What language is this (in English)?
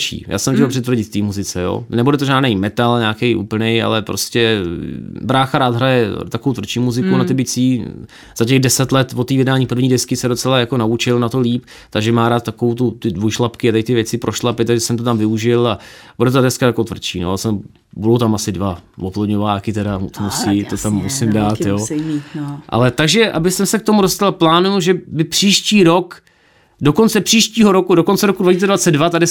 Czech